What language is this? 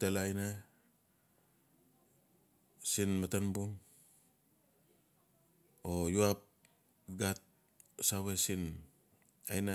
Notsi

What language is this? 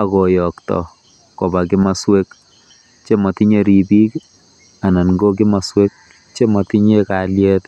Kalenjin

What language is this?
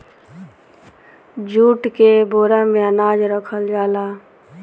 Bhojpuri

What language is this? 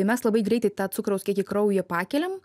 Lithuanian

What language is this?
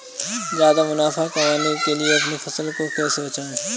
Hindi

